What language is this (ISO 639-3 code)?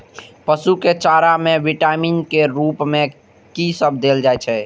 mai